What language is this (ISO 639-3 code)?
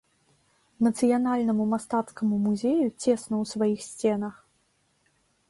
bel